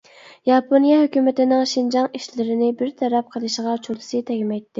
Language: Uyghur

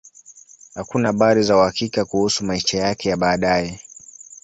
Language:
Swahili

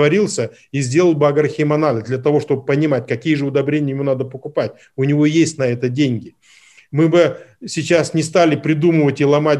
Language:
Russian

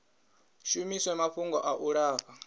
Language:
Venda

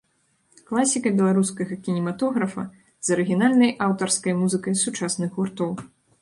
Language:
Belarusian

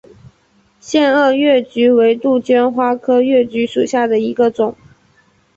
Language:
Chinese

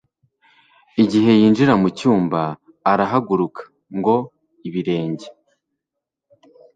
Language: Kinyarwanda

